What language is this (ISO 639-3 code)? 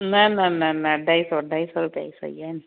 snd